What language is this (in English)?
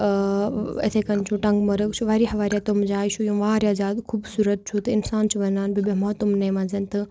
Kashmiri